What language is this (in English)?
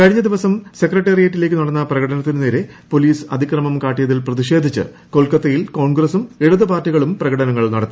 Malayalam